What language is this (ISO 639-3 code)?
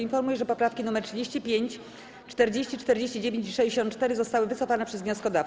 pol